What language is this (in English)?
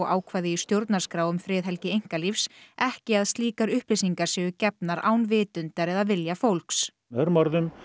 Icelandic